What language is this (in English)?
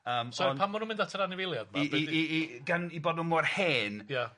Welsh